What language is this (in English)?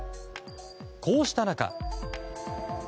Japanese